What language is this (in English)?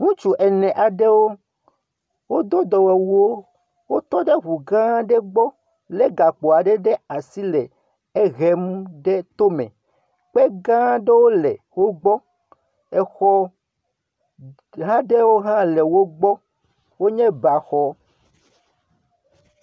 Ewe